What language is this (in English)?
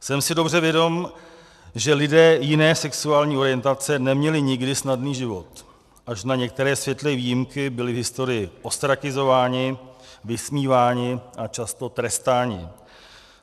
Czech